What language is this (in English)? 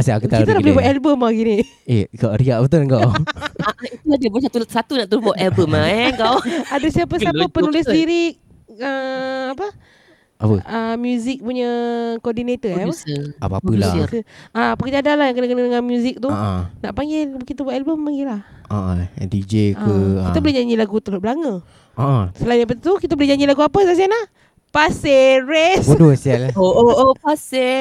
Malay